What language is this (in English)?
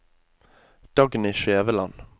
Norwegian